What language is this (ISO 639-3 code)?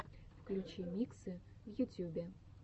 rus